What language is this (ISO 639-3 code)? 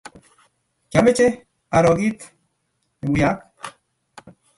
kln